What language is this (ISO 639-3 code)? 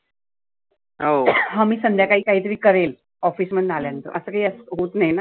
mar